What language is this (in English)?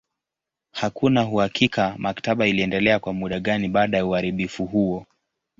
Swahili